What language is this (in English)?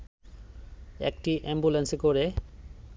Bangla